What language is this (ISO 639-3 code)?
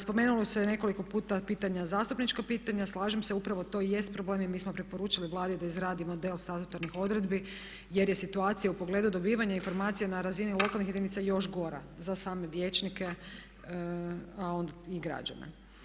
hrv